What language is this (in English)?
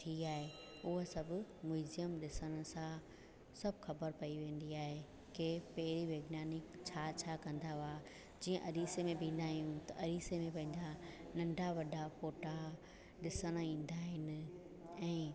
Sindhi